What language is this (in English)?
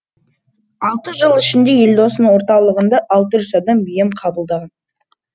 Kazakh